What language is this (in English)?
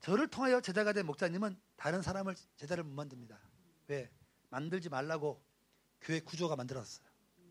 Korean